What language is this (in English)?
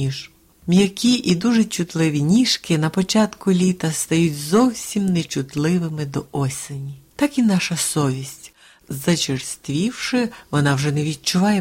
Ukrainian